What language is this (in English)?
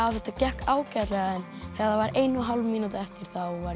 Icelandic